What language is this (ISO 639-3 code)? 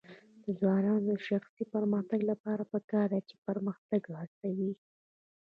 pus